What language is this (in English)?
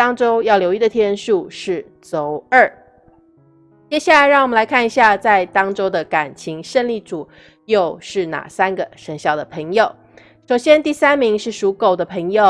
Chinese